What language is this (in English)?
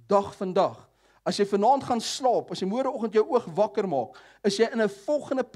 Dutch